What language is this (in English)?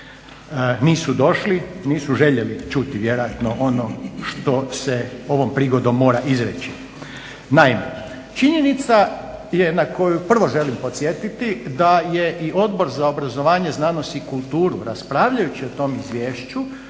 Croatian